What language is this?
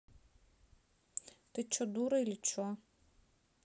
Russian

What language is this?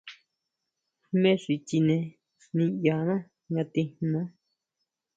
Huautla Mazatec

